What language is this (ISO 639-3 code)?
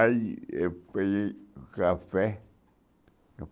por